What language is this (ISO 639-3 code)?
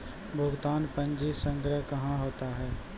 mai